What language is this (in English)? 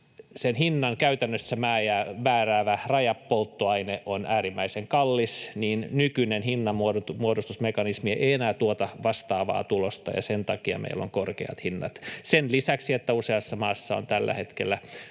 Finnish